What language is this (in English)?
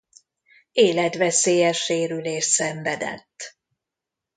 Hungarian